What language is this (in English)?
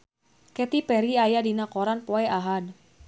Sundanese